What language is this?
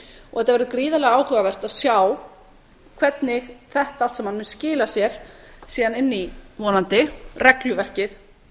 Icelandic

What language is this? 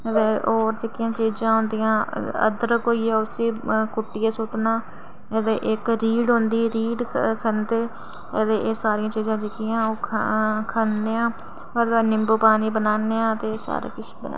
Dogri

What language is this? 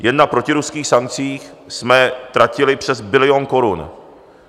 Czech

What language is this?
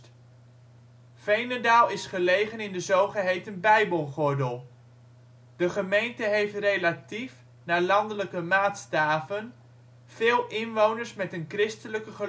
Dutch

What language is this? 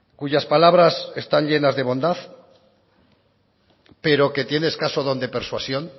Spanish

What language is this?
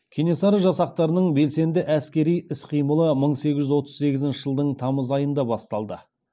Kazakh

